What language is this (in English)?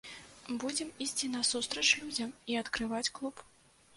Belarusian